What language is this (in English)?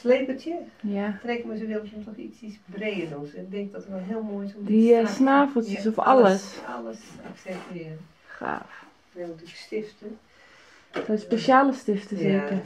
Dutch